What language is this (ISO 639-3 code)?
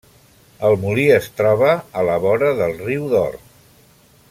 cat